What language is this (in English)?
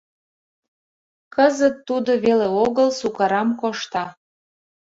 Mari